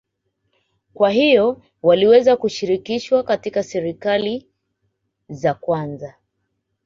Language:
Swahili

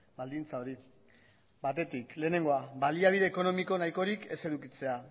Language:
Basque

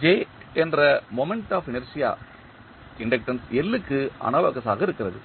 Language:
Tamil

